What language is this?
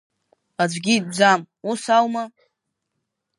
Abkhazian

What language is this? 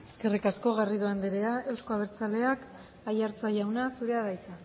Basque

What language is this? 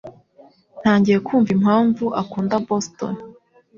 Kinyarwanda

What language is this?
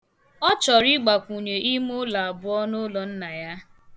Igbo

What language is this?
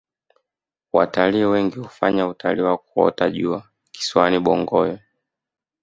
Swahili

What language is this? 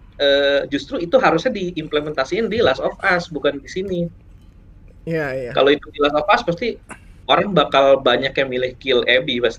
Indonesian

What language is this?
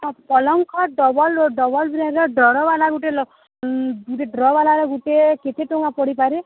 Odia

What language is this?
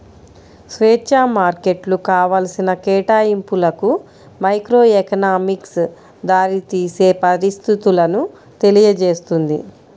Telugu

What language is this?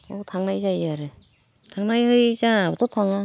Bodo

